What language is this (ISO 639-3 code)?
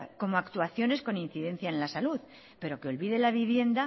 spa